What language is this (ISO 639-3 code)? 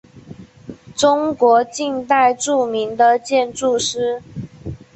zho